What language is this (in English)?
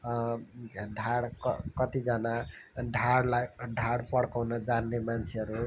Nepali